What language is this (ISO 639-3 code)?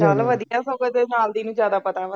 pan